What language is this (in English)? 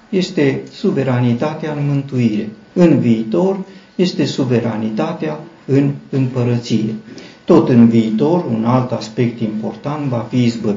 Romanian